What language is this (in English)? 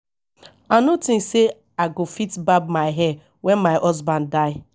Nigerian Pidgin